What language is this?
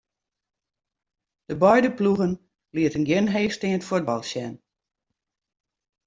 Western Frisian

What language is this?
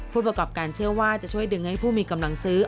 Thai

